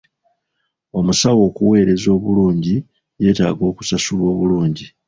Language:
Ganda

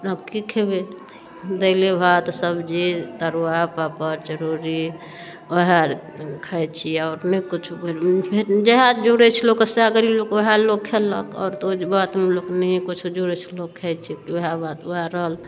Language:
Maithili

